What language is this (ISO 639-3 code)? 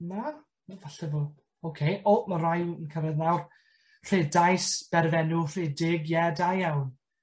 cym